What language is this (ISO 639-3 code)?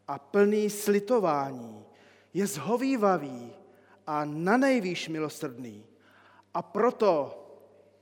ces